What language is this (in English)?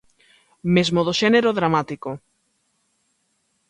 Galician